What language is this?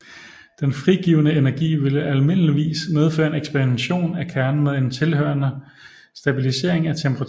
Danish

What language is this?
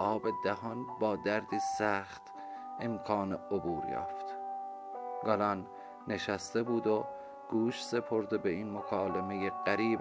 Persian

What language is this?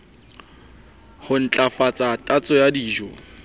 Southern Sotho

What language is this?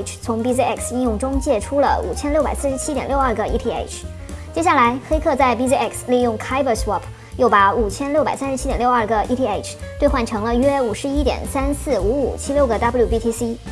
Chinese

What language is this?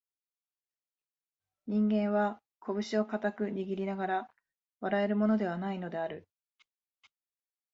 Japanese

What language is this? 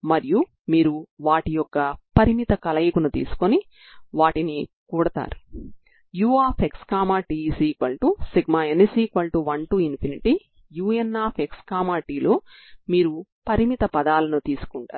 Telugu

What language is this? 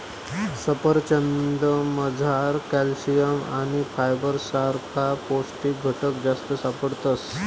Marathi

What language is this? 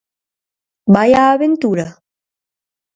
Galician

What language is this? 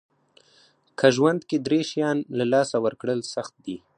Pashto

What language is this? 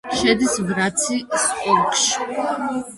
Georgian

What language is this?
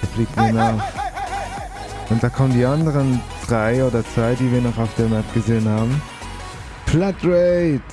German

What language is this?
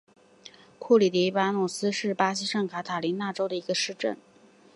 Chinese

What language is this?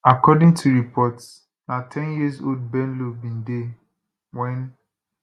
Nigerian Pidgin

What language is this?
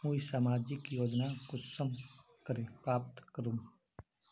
Magahi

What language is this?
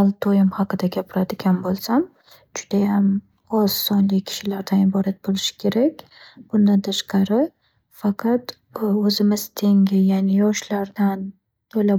Uzbek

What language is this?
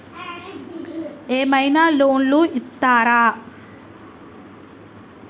Telugu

